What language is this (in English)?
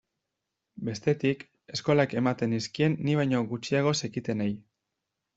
Basque